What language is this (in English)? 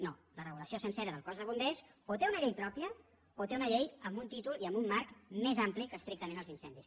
Catalan